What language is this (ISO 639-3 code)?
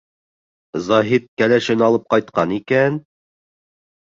bak